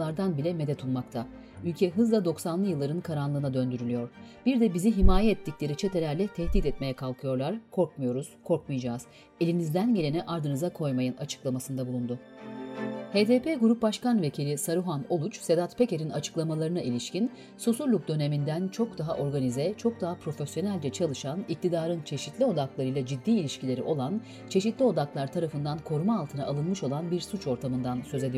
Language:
Turkish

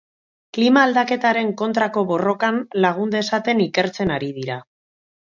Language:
Basque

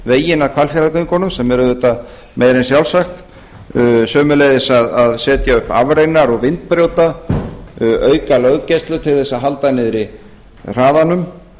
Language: Icelandic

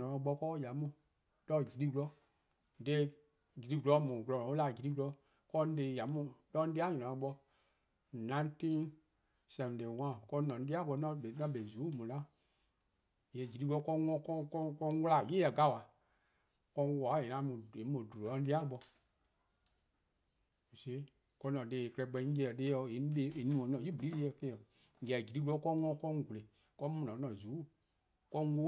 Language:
Eastern Krahn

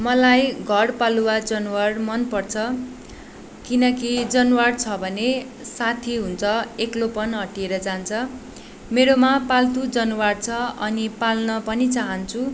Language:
Nepali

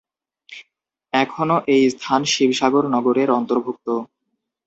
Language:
Bangla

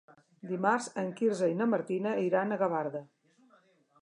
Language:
Catalan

